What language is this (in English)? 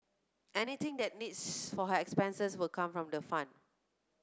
English